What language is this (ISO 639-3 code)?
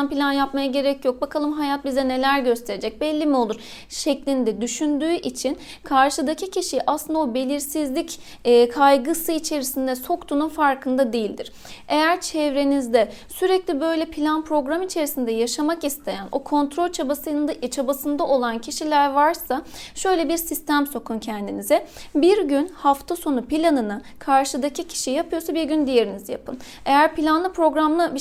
tur